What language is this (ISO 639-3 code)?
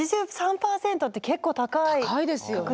jpn